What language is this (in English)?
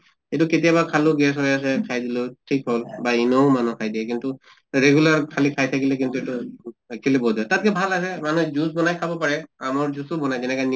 Assamese